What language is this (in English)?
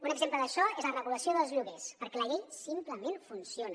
Catalan